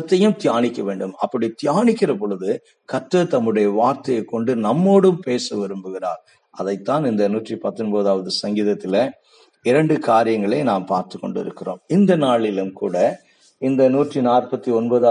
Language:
Tamil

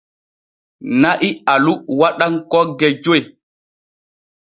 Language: Borgu Fulfulde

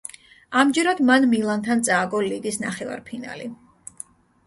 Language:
Georgian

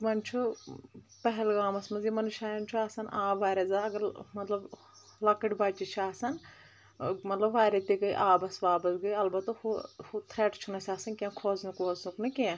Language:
Kashmiri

